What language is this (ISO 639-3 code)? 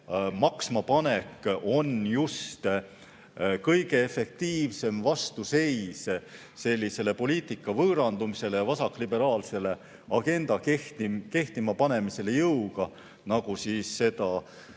est